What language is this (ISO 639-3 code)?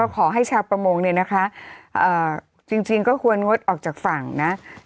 tha